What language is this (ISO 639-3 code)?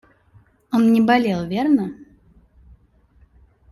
rus